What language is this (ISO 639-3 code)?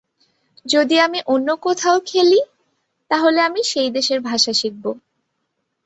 ben